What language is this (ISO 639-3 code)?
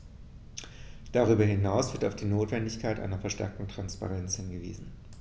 deu